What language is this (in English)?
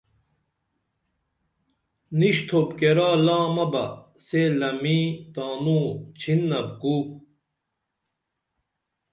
Dameli